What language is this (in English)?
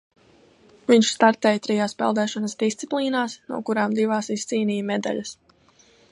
Latvian